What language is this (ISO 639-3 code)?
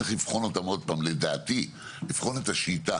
heb